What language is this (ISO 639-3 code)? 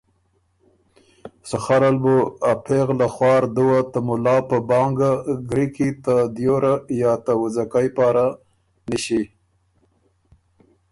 oru